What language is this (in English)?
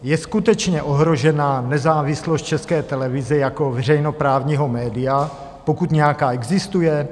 Czech